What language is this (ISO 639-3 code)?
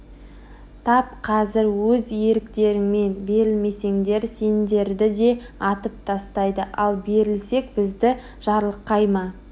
kaz